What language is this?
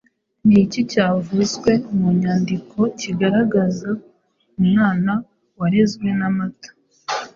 Kinyarwanda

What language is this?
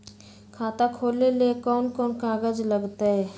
Magahi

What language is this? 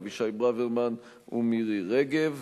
Hebrew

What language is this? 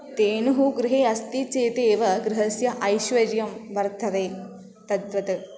Sanskrit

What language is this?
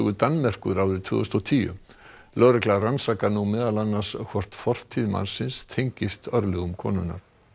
Icelandic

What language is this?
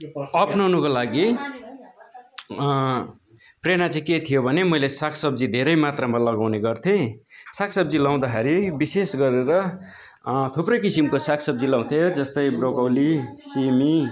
Nepali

